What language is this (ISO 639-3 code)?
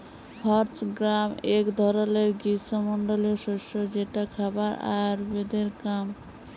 ben